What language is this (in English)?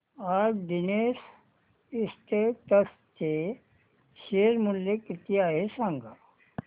Marathi